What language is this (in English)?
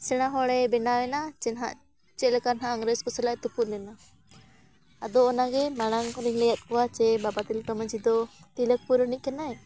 Santali